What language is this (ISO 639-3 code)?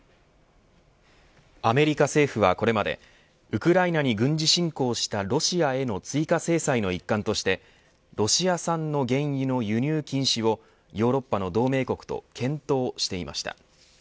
jpn